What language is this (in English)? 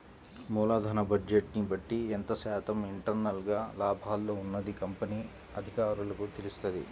Telugu